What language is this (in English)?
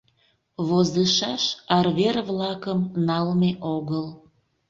Mari